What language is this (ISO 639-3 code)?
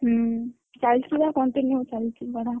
ori